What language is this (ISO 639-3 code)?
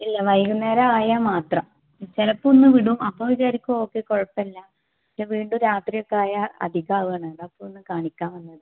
mal